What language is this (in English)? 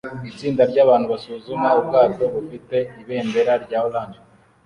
Kinyarwanda